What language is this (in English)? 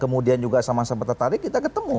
Indonesian